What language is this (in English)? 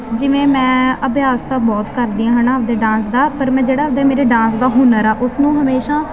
Punjabi